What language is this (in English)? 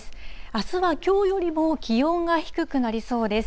Japanese